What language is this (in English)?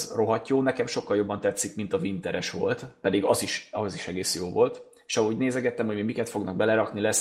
Hungarian